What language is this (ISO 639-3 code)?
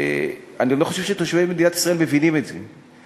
heb